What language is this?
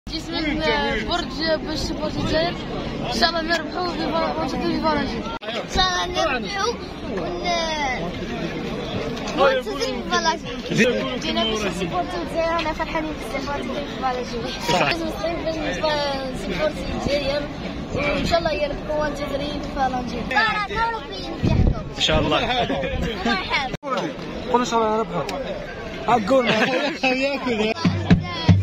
Arabic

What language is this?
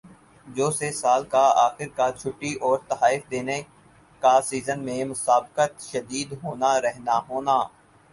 Urdu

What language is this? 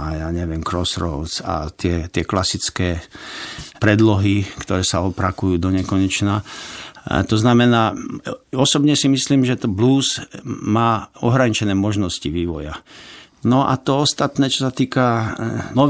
Slovak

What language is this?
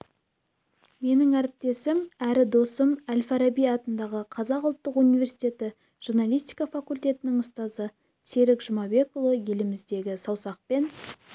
Kazakh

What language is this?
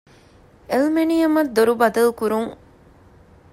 Divehi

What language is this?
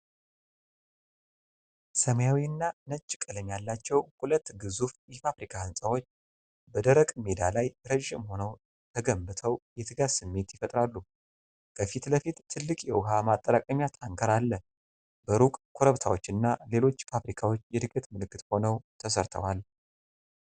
Amharic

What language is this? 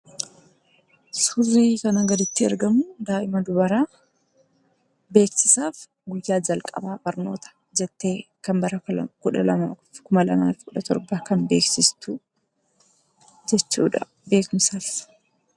Oromo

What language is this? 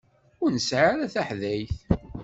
Kabyle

